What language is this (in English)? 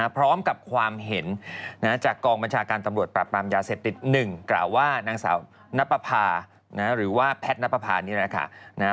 Thai